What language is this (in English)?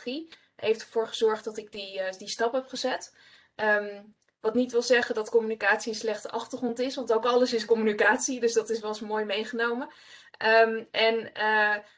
Dutch